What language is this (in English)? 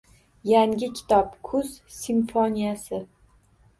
Uzbek